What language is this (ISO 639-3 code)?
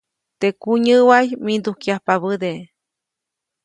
zoc